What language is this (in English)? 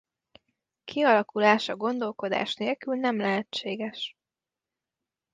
Hungarian